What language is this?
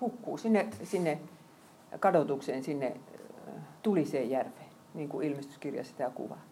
Finnish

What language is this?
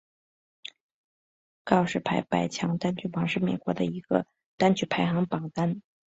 Chinese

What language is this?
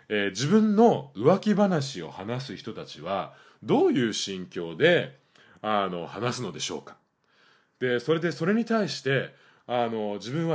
Japanese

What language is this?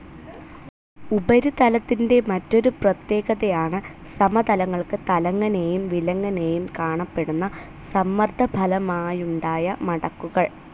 Malayalam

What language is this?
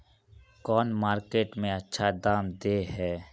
Magahi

